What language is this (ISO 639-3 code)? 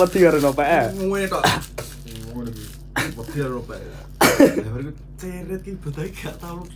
ind